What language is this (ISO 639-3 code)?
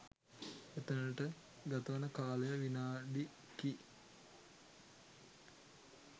sin